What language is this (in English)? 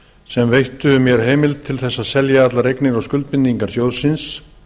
Icelandic